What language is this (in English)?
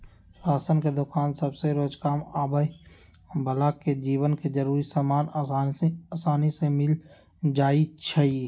Magahi